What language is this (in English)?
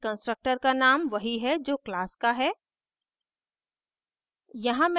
Hindi